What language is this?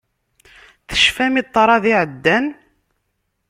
Kabyle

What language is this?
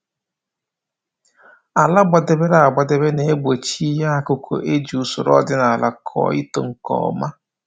Igbo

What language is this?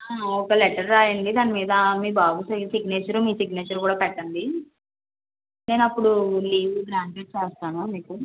Telugu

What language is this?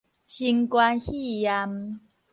Min Nan Chinese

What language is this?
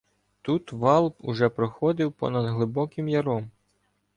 Ukrainian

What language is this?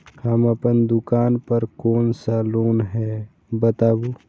Maithili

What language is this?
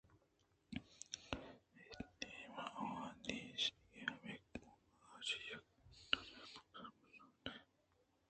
Eastern Balochi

